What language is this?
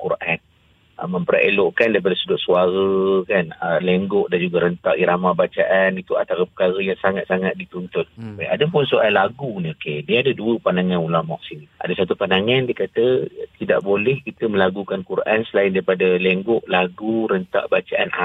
Malay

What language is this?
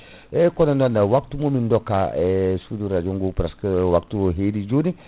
Fula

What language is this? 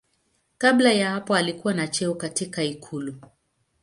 Swahili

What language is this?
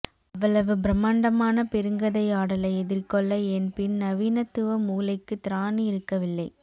Tamil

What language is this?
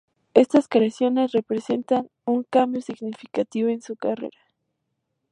Spanish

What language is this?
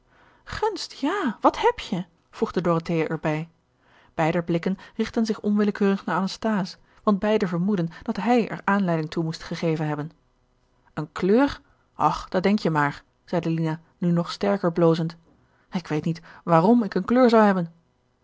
Dutch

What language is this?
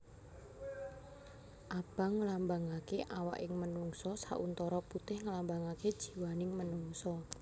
Javanese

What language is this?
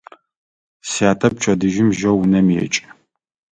Adyghe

